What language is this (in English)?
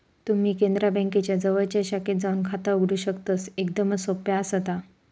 Marathi